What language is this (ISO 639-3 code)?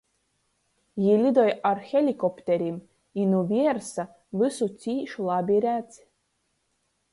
ltg